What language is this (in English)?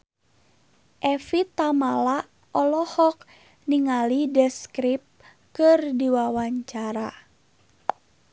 Sundanese